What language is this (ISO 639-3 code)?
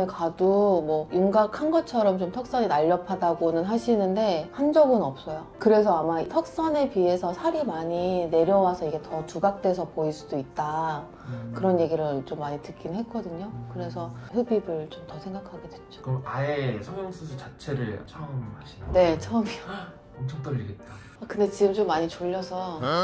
kor